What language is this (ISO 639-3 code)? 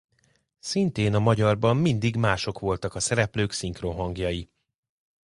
hun